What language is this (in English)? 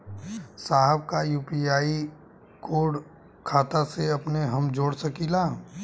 Bhojpuri